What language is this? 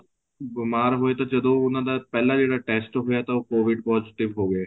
Punjabi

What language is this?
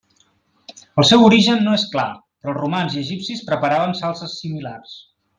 Catalan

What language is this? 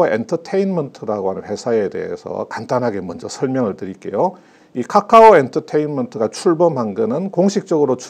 Korean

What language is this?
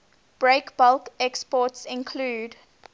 English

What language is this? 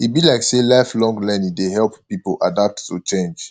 Nigerian Pidgin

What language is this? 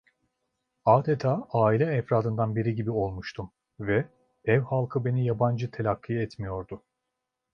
Turkish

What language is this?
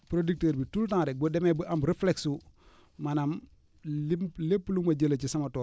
Wolof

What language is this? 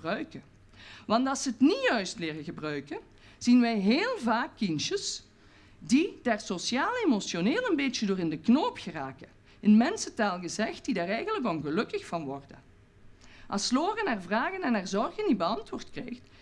Dutch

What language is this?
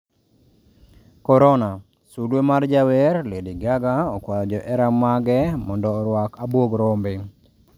Luo (Kenya and Tanzania)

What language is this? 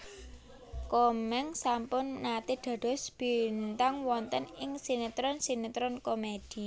Javanese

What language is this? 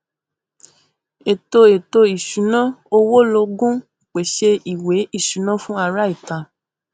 Yoruba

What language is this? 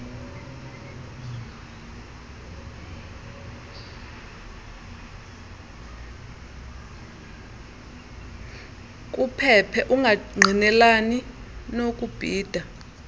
Xhosa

